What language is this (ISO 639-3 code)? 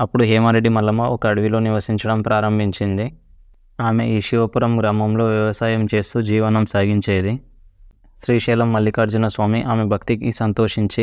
tel